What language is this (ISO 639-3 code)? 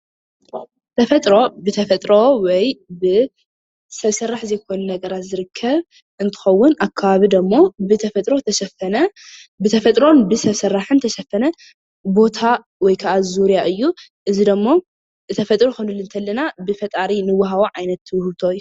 tir